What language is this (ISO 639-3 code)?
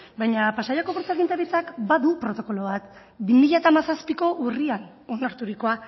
eus